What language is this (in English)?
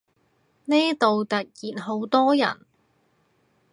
Cantonese